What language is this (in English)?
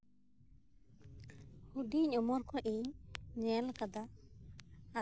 Santali